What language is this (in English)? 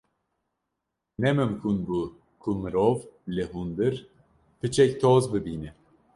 Kurdish